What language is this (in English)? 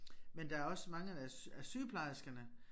Danish